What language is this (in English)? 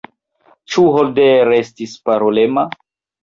Esperanto